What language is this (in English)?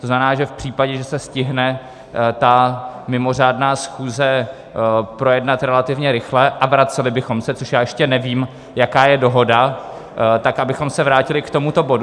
Czech